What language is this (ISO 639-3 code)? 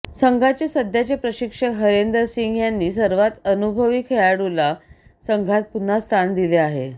mar